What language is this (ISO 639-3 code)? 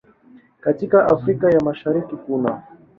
swa